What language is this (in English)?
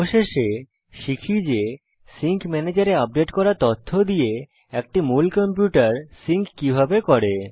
Bangla